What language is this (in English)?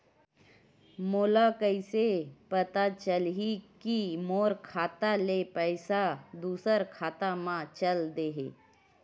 Chhattisgarhi